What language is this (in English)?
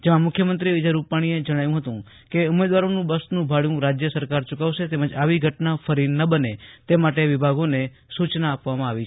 Gujarati